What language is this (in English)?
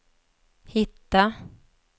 Swedish